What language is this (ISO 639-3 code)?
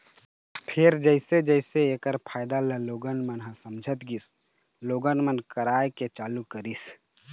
hne